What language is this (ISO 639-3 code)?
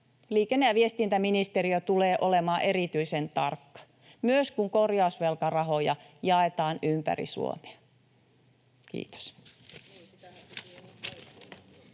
fin